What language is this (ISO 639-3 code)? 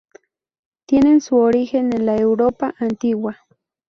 spa